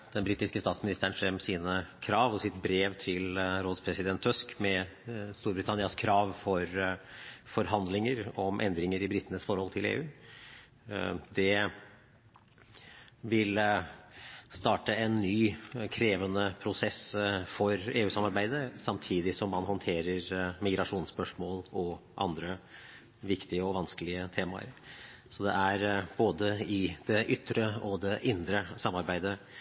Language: Norwegian Bokmål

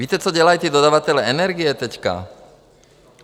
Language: Czech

